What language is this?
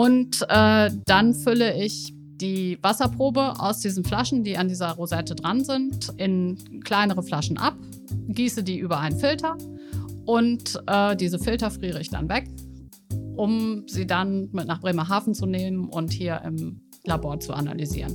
German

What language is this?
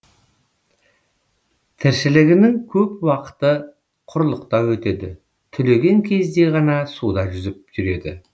Kazakh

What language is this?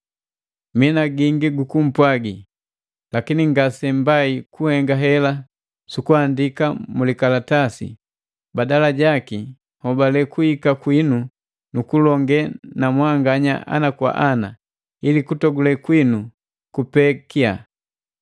Matengo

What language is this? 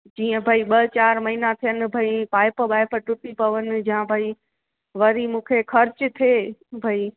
Sindhi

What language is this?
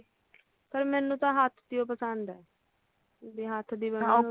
Punjabi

